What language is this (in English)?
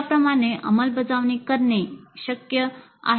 Marathi